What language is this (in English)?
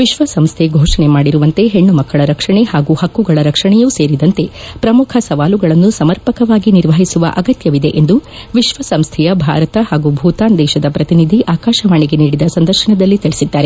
Kannada